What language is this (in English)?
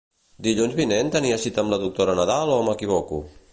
Catalan